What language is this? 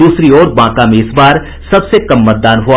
Hindi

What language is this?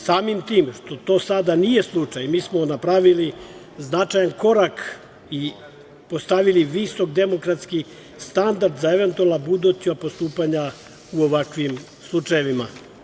Serbian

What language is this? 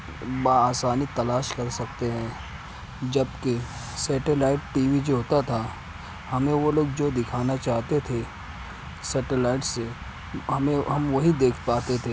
Urdu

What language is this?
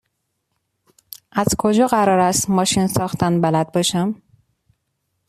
Persian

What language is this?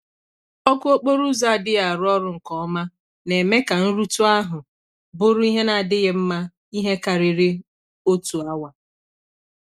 Igbo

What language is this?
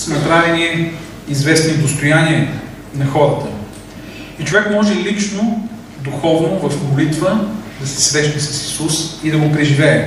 Bulgarian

